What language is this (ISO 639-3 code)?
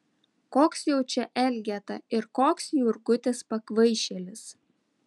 lit